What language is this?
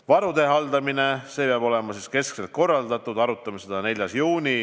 Estonian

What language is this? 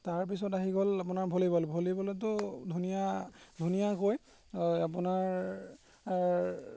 Assamese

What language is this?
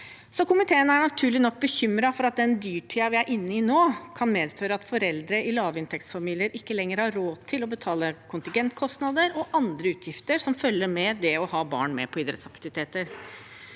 Norwegian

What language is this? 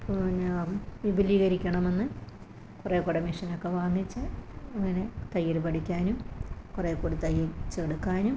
Malayalam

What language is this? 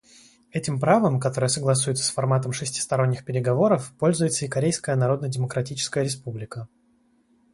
Russian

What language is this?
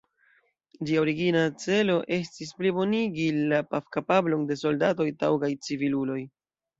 Esperanto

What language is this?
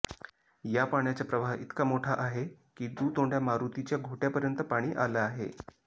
Marathi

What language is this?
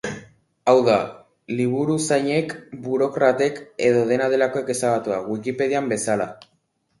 Basque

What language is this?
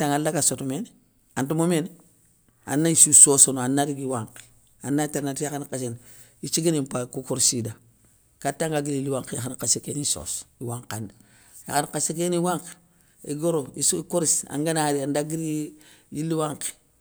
Soninke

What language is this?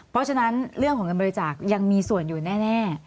Thai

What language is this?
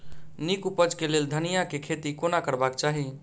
Maithili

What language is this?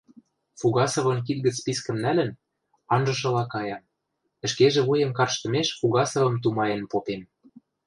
Western Mari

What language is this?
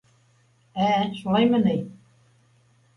Bashkir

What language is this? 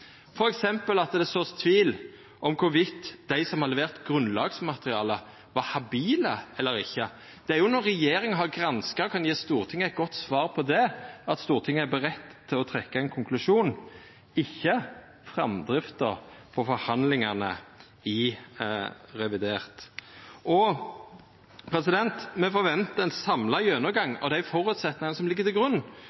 Norwegian Nynorsk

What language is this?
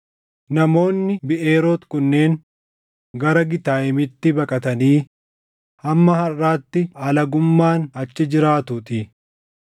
Oromo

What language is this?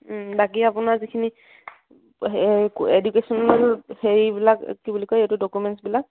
Assamese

